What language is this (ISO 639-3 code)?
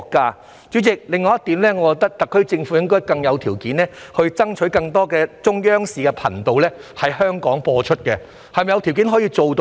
yue